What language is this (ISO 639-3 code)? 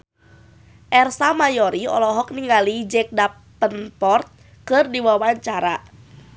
sun